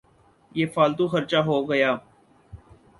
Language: Urdu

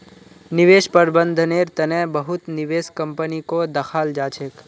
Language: Magahi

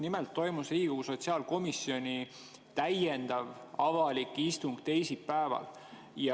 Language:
Estonian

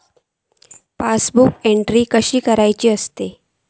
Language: Marathi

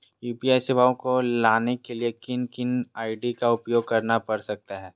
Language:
Magahi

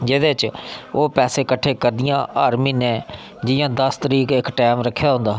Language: Dogri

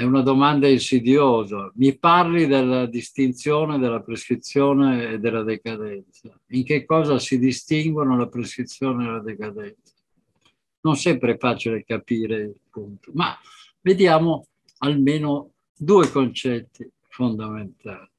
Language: Italian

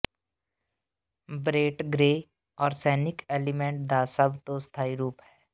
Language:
Punjabi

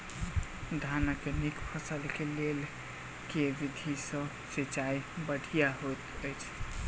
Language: Maithili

